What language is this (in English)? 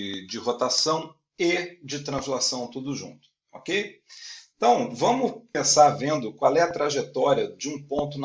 Portuguese